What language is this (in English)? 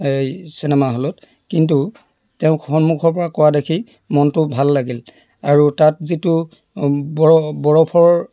Assamese